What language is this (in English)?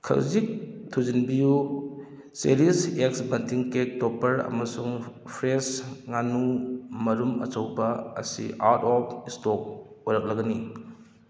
Manipuri